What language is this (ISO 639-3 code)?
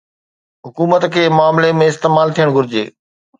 snd